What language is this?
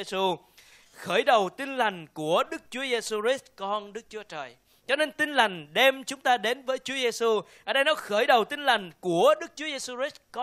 Vietnamese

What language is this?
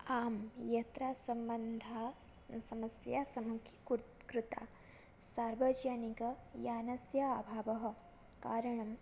Sanskrit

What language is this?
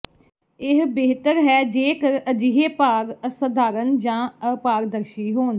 Punjabi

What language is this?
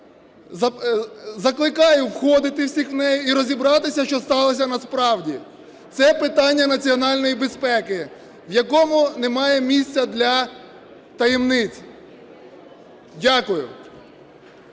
Ukrainian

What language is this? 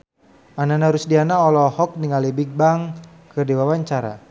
Sundanese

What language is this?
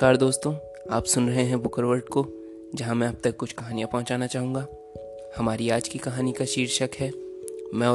Hindi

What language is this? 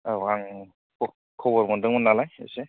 Bodo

